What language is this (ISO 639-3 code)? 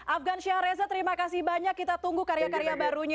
ind